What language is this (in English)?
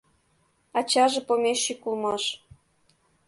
Mari